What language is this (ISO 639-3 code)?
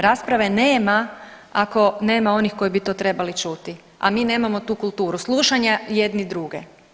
hrv